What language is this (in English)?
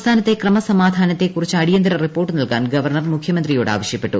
Malayalam